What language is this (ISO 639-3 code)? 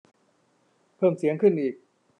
tha